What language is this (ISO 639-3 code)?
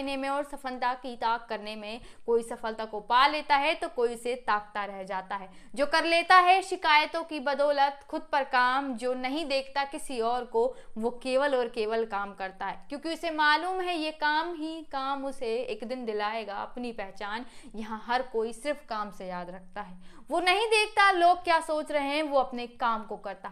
hin